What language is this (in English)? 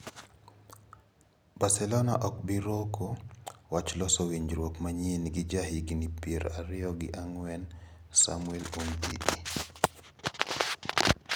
Luo (Kenya and Tanzania)